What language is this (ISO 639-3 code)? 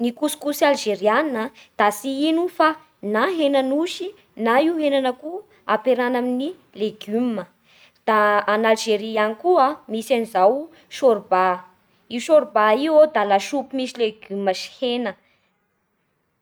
bhr